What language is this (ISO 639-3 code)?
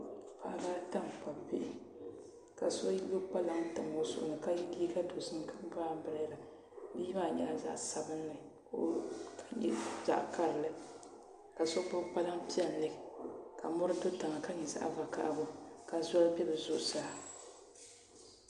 dag